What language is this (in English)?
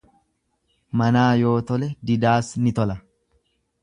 Oromo